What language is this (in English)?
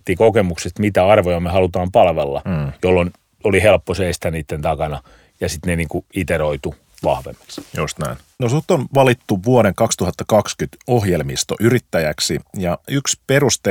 Finnish